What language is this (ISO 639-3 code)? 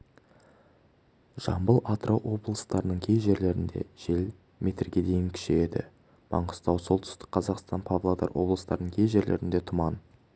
kaz